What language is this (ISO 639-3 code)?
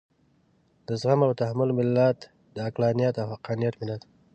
pus